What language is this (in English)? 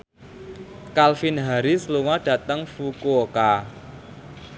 Javanese